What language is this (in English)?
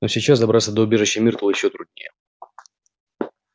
Russian